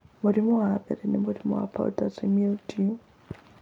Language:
Kikuyu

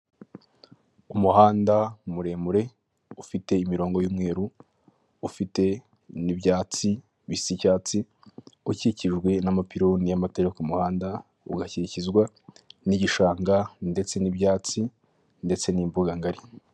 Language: Kinyarwanda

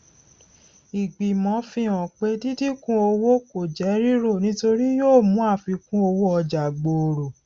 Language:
Yoruba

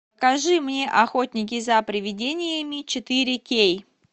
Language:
Russian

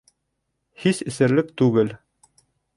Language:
Bashkir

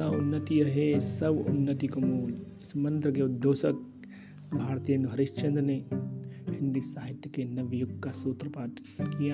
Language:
Hindi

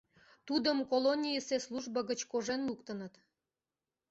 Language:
Mari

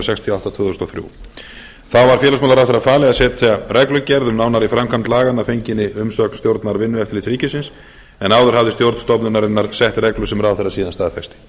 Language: Icelandic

